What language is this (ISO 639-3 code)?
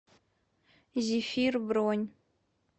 rus